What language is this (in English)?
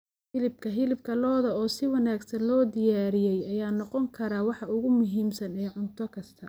Somali